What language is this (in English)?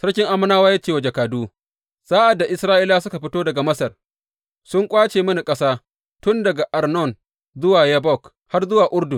Hausa